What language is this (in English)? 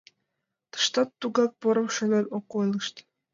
Mari